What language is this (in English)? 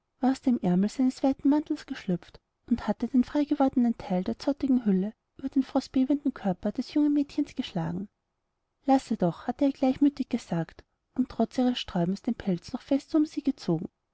German